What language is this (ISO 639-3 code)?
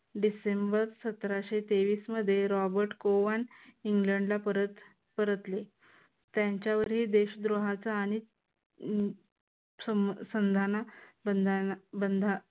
mar